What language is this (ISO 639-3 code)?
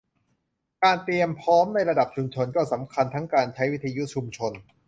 tha